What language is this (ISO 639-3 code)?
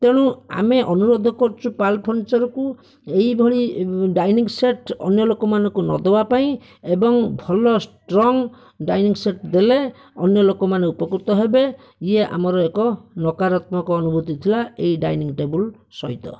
ori